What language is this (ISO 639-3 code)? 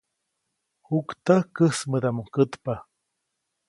zoc